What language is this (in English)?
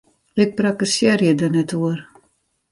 Western Frisian